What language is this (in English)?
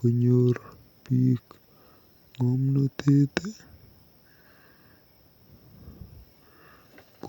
Kalenjin